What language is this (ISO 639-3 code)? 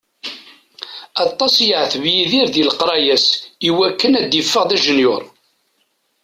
kab